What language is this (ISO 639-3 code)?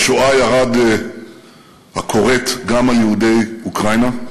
heb